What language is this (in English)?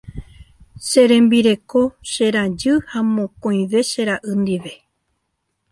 Guarani